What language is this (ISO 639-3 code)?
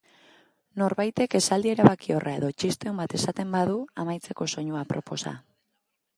eus